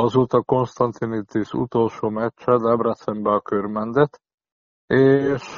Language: Hungarian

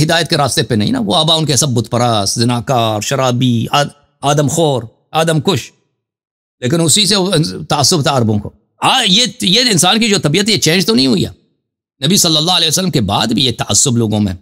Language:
Arabic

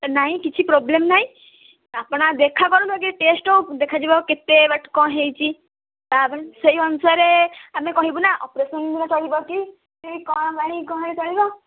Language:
Odia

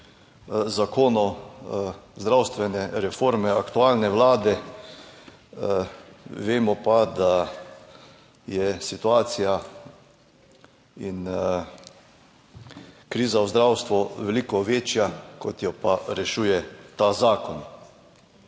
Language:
Slovenian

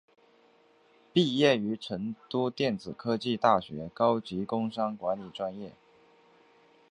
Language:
Chinese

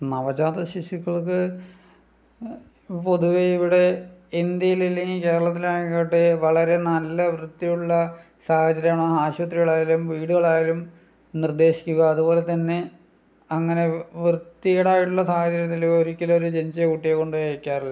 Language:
Malayalam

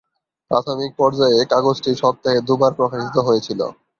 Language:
Bangla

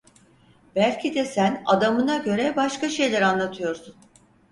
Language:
Turkish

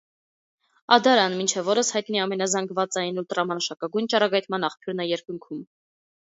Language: Armenian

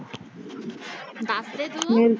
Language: Punjabi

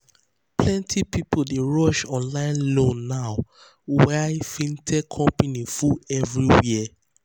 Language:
Nigerian Pidgin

